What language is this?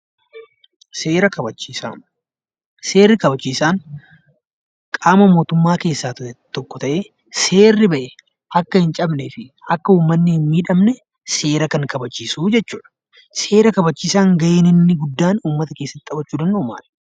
Oromo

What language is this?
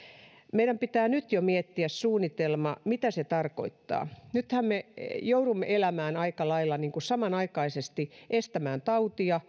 Finnish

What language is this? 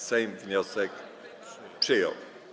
Polish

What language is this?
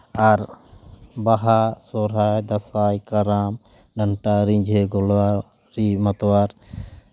Santali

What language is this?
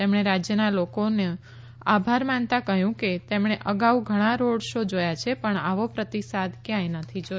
Gujarati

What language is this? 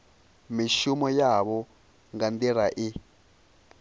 Venda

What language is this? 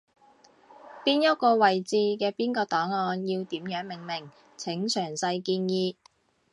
Cantonese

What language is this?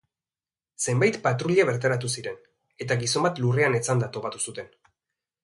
Basque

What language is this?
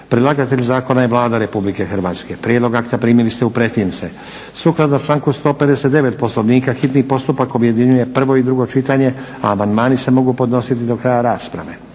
Croatian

